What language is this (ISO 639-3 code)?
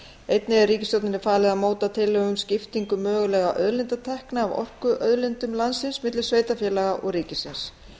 isl